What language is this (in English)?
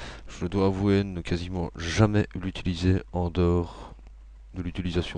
French